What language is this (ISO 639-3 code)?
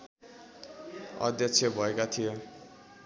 nep